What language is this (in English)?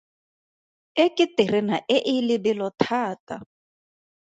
Tswana